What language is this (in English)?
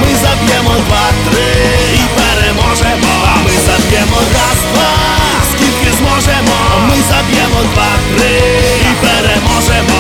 Ukrainian